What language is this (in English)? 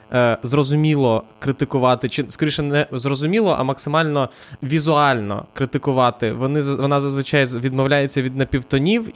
Ukrainian